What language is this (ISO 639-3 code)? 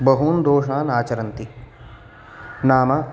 san